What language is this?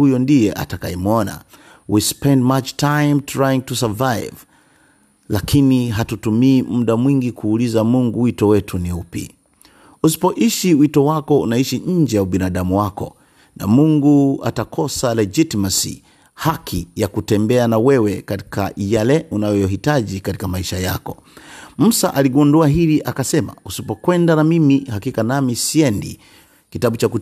Swahili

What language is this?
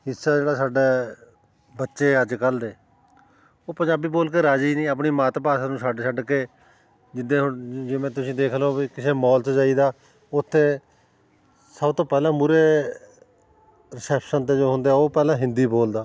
Punjabi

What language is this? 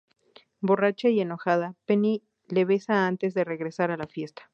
Spanish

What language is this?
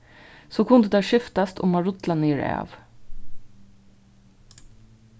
Faroese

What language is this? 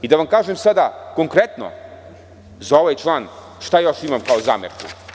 Serbian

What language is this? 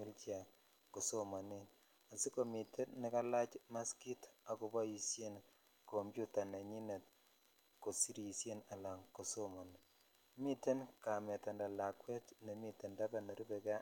Kalenjin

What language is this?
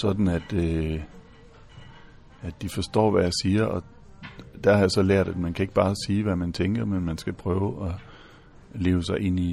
Danish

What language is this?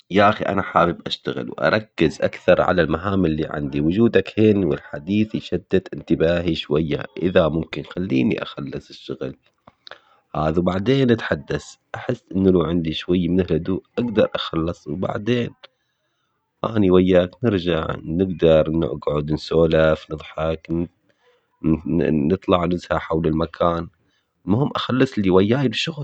Omani Arabic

